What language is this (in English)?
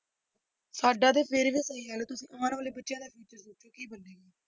Punjabi